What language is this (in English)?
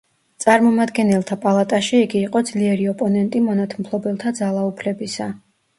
Georgian